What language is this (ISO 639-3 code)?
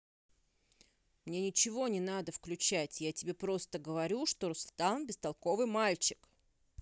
rus